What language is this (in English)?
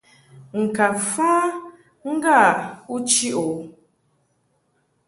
Mungaka